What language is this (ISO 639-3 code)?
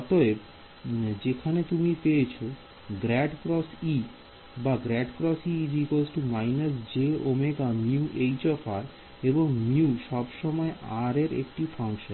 ben